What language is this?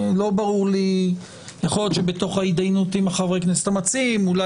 Hebrew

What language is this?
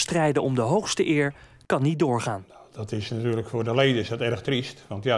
Dutch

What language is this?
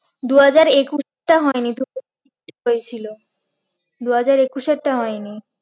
Bangla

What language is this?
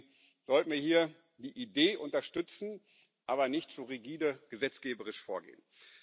German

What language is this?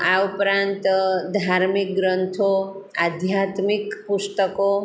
Gujarati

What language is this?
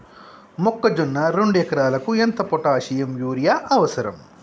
Telugu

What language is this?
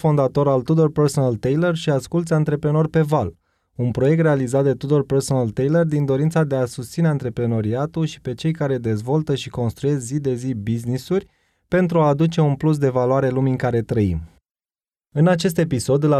Romanian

